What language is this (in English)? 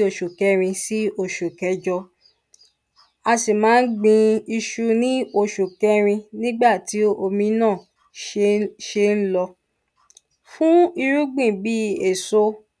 Yoruba